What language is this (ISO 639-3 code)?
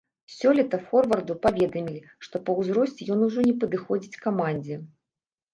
bel